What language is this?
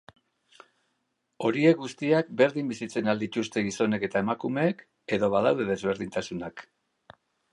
Basque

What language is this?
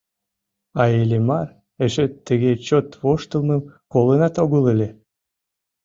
Mari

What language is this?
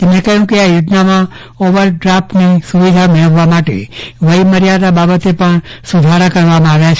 Gujarati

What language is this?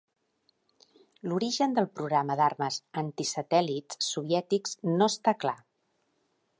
Catalan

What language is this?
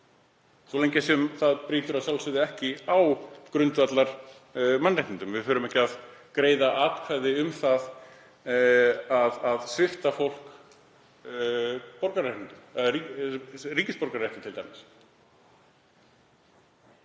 Icelandic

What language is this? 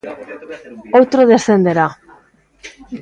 Galician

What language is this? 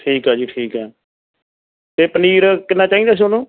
Punjabi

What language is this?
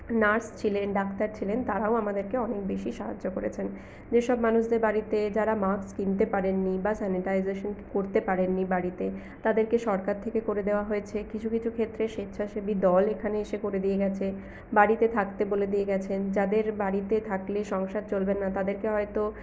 Bangla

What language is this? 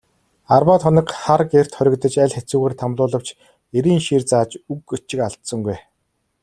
Mongolian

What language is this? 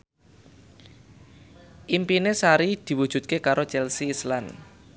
Javanese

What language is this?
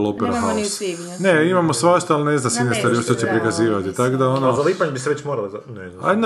Croatian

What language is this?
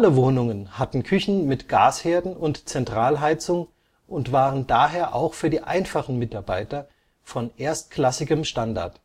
German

